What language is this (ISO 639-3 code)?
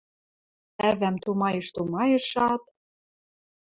mrj